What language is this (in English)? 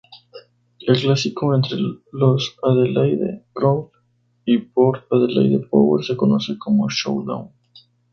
Spanish